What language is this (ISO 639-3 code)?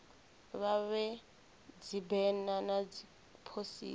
ven